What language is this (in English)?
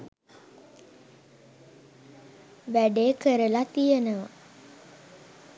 Sinhala